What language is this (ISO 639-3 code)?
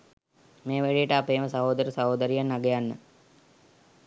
sin